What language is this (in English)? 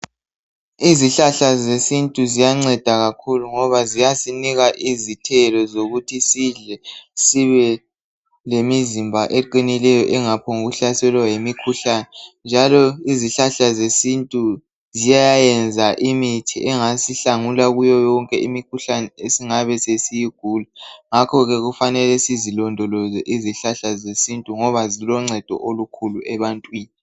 North Ndebele